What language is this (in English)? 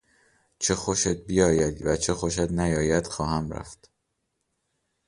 Persian